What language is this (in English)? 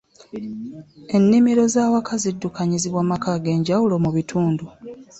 Ganda